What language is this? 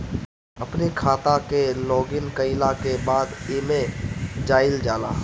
Bhojpuri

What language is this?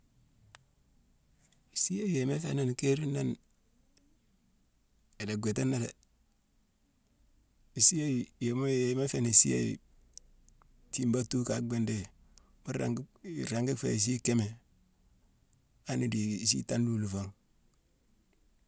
Mansoanka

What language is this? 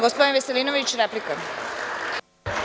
Serbian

